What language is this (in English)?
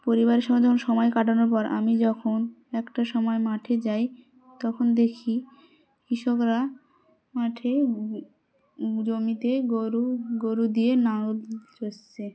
Bangla